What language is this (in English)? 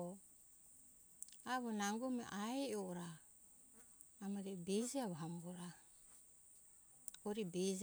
Hunjara-Kaina Ke